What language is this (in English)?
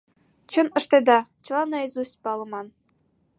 Mari